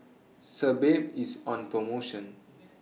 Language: English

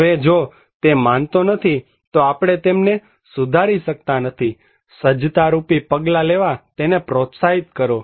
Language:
Gujarati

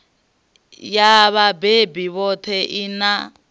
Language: Venda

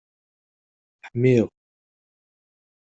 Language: Kabyle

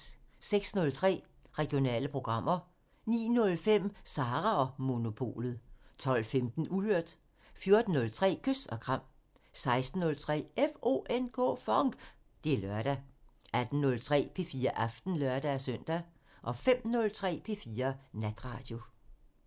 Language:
Danish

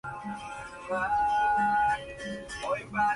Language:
Spanish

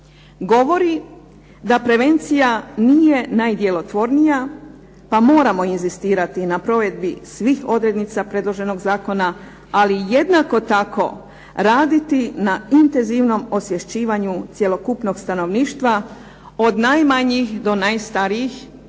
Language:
Croatian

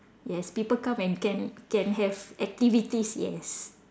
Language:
English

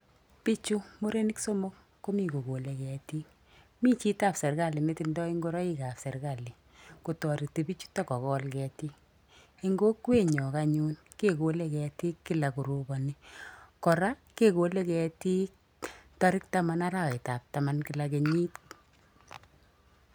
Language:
Kalenjin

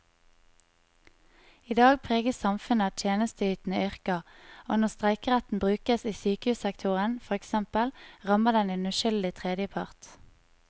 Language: Norwegian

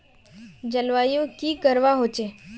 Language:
Magahi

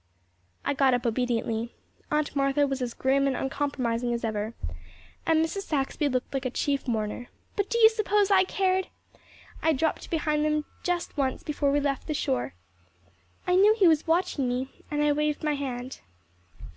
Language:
English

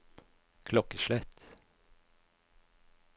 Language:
Norwegian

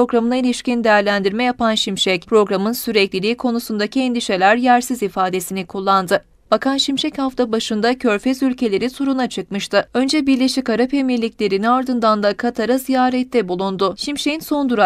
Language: Turkish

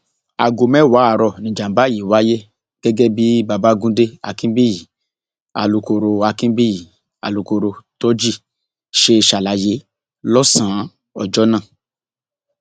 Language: Yoruba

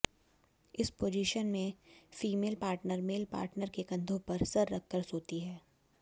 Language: Hindi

